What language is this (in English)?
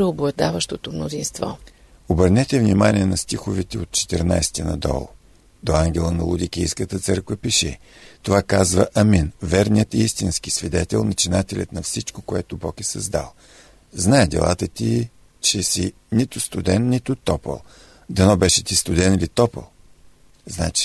Bulgarian